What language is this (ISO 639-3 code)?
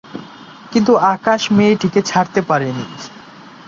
ben